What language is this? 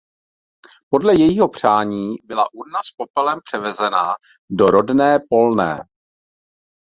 Czech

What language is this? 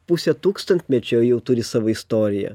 Lithuanian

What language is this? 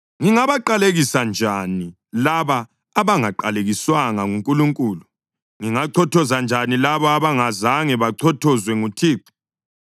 North Ndebele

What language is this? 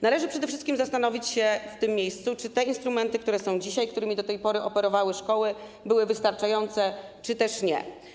Polish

